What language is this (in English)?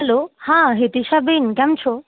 Gujarati